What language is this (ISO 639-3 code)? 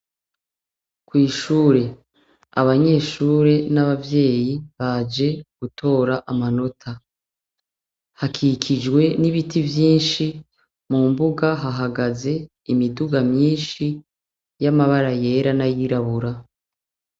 run